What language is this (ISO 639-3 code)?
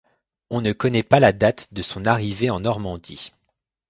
fra